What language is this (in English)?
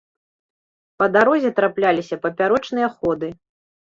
Belarusian